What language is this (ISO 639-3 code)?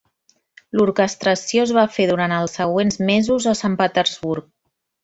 cat